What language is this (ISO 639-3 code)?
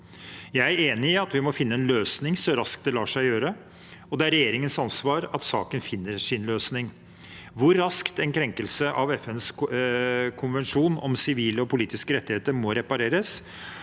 nor